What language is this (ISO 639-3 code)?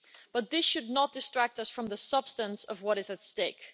eng